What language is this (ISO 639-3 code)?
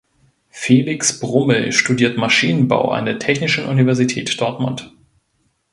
deu